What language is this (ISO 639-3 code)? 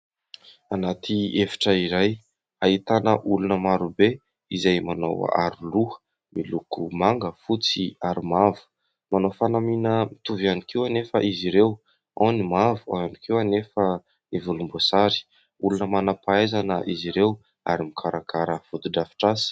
mlg